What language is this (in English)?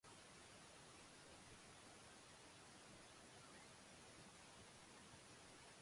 Japanese